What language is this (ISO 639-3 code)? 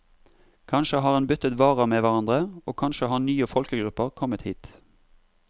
nor